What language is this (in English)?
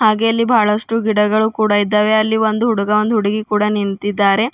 Kannada